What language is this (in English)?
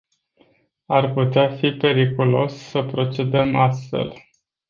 Romanian